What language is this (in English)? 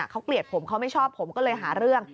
Thai